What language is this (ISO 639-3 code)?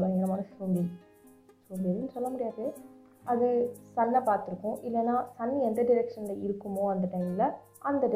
tam